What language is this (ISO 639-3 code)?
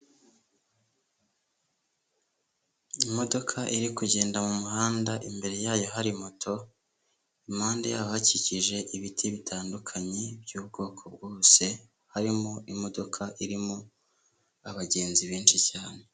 kin